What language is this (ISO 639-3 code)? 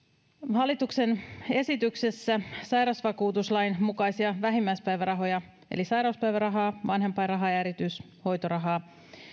fin